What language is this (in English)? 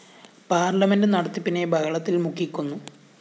Malayalam